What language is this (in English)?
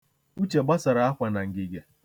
Igbo